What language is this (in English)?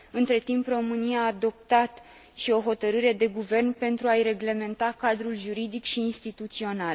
Romanian